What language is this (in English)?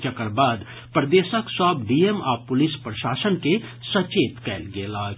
Maithili